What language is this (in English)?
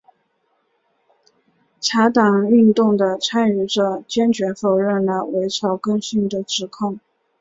Chinese